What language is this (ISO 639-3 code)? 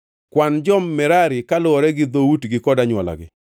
luo